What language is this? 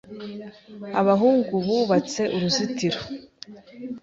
Kinyarwanda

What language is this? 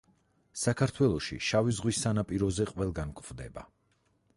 Georgian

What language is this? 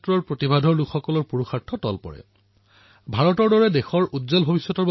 Assamese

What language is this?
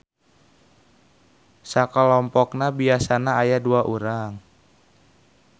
Sundanese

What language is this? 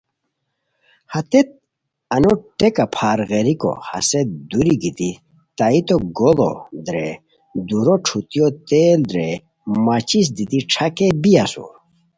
Khowar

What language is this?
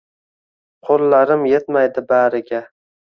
Uzbek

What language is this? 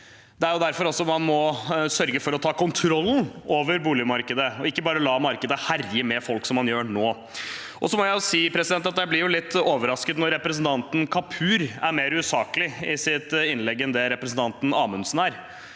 Norwegian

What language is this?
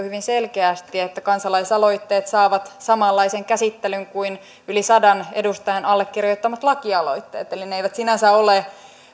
Finnish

